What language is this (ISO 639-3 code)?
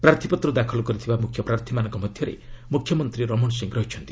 ori